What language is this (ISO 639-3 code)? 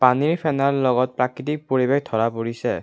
asm